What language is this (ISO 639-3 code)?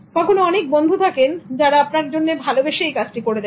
ben